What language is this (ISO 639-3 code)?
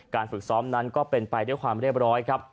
tha